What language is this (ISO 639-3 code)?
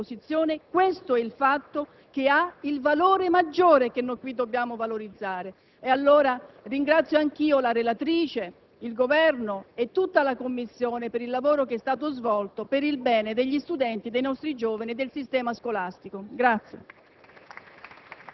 ita